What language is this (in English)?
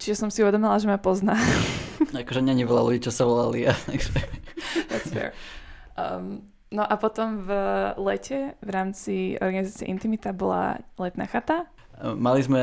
Slovak